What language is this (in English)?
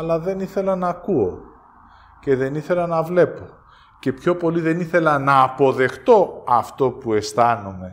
Greek